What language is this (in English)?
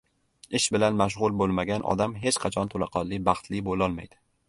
Uzbek